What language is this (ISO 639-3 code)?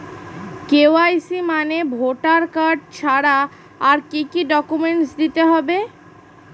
ben